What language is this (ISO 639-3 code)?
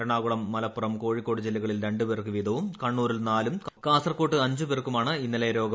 mal